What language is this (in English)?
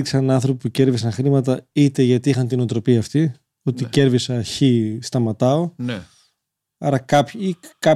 Greek